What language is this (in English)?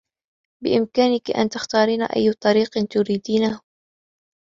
Arabic